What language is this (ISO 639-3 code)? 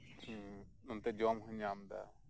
sat